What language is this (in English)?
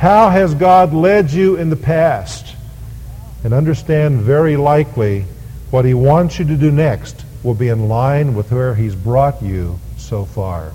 English